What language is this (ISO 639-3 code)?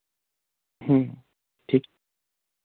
doi